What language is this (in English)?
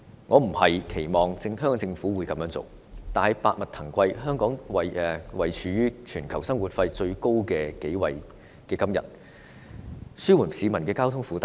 Cantonese